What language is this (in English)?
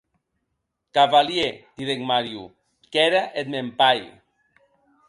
Occitan